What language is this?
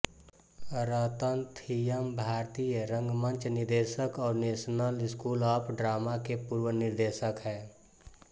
Hindi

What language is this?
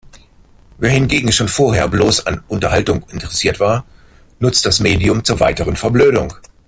German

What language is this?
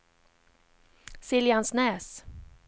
Swedish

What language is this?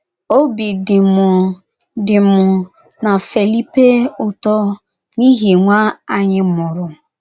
Igbo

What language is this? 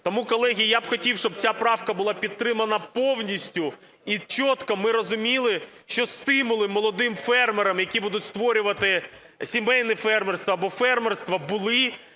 Ukrainian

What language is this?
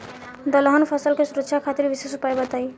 Bhojpuri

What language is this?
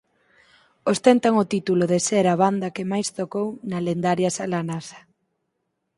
Galician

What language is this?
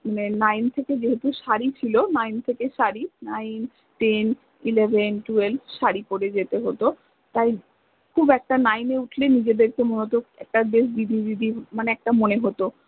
Bangla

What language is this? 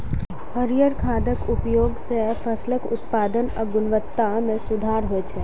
Maithili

